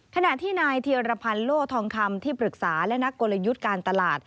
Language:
Thai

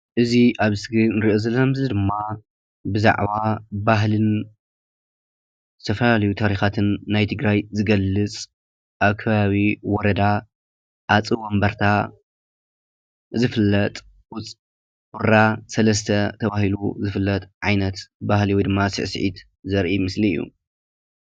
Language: Tigrinya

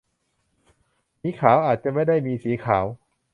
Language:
Thai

